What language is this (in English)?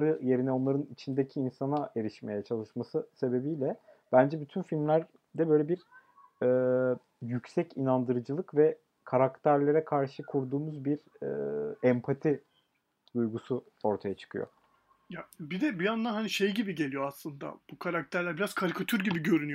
Turkish